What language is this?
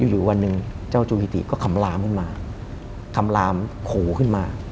Thai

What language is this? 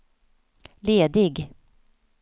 Swedish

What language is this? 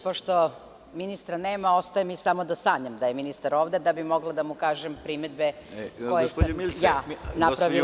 Serbian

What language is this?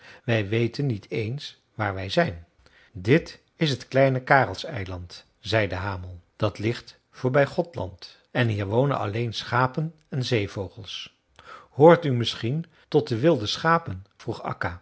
Dutch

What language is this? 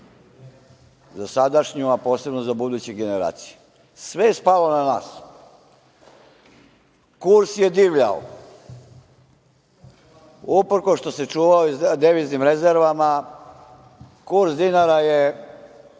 Serbian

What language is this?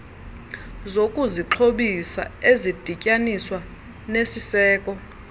Xhosa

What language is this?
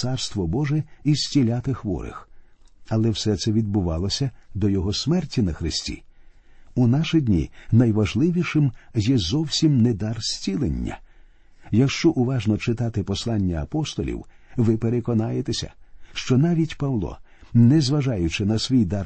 Ukrainian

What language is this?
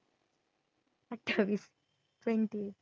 Marathi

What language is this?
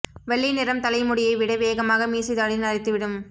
Tamil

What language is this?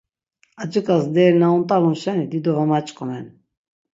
Laz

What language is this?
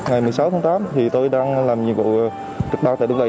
Vietnamese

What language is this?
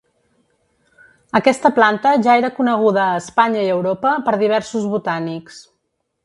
Catalan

